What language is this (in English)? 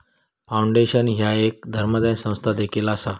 Marathi